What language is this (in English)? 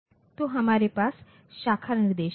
Hindi